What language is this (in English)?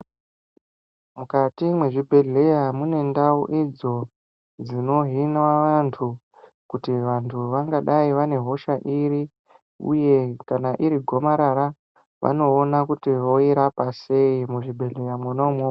Ndau